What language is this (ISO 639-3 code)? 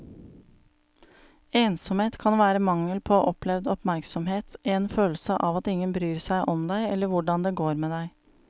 nor